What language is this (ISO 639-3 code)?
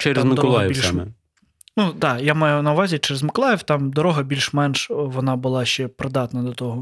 ukr